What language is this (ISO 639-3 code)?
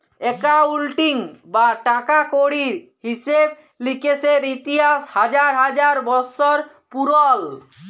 ben